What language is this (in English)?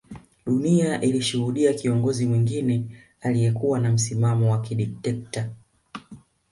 Swahili